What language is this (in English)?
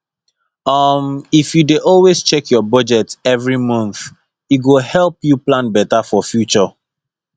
Nigerian Pidgin